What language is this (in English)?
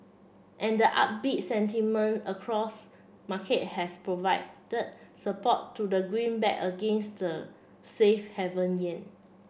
English